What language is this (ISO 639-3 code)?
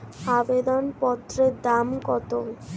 ben